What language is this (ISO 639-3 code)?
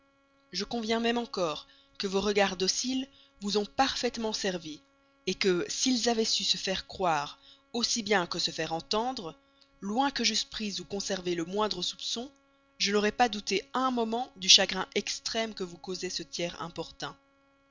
fra